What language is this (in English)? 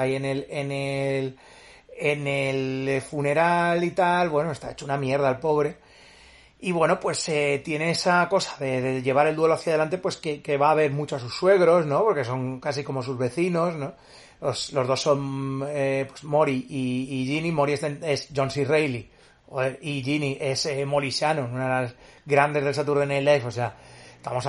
Spanish